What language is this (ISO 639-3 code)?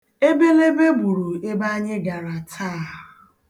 ibo